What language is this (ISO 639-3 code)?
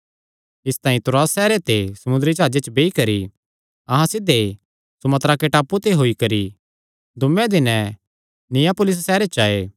xnr